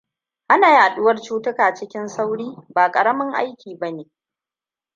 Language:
Hausa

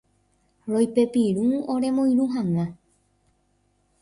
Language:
Guarani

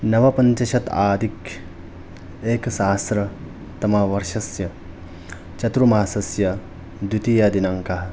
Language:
Sanskrit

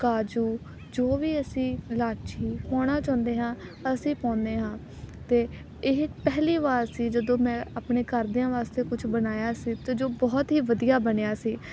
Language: Punjabi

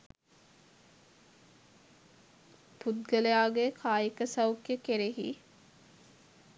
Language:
Sinhala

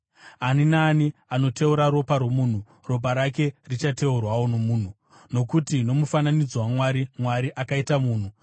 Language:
Shona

